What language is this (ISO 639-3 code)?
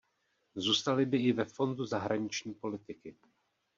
ces